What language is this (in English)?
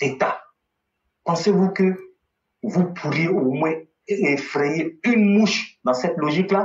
French